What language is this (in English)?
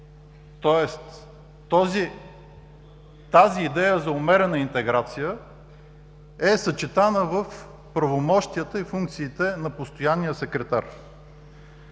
Bulgarian